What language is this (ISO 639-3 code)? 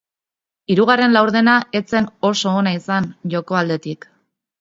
eus